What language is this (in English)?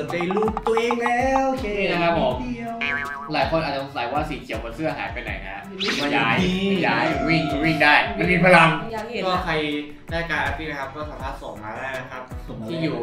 Thai